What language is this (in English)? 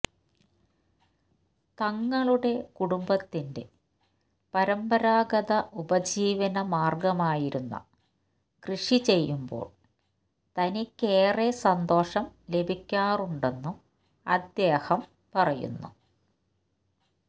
Malayalam